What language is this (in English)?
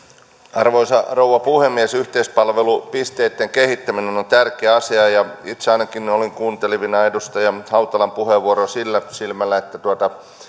Finnish